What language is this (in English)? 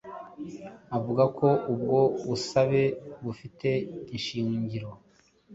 Kinyarwanda